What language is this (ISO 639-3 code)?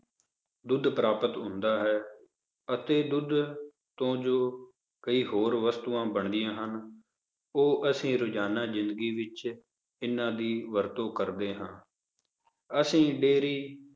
pan